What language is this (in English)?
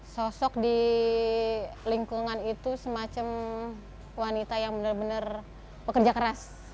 Indonesian